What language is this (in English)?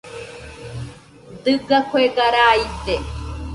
Nüpode Huitoto